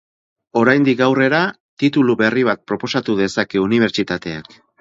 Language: Basque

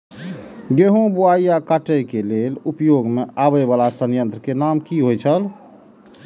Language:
Maithili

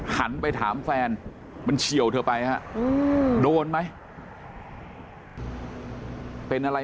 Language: Thai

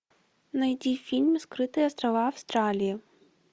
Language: Russian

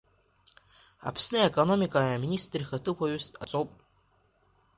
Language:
Abkhazian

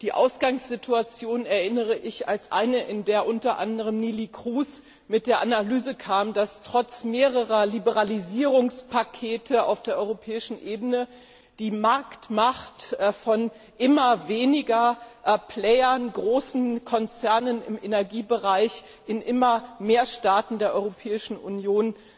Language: German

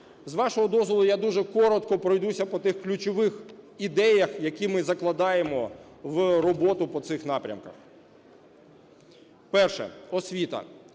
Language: Ukrainian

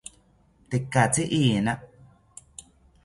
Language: South Ucayali Ashéninka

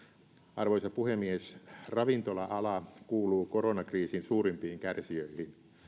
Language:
Finnish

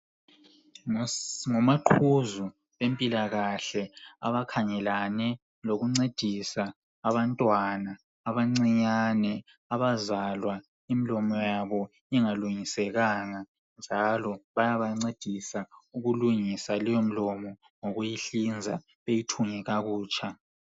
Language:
North Ndebele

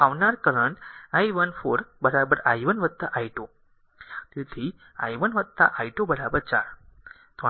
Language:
Gujarati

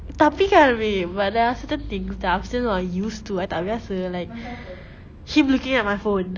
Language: English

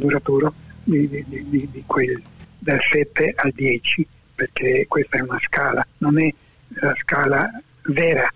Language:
Italian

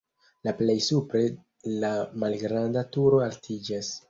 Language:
Esperanto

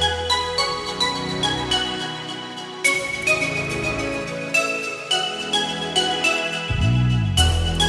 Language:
Malayalam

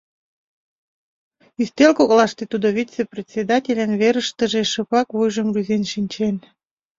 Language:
Mari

